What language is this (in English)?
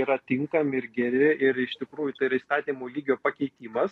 Lithuanian